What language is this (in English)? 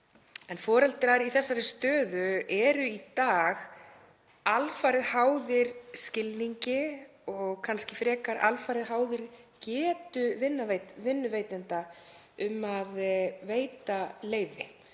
Icelandic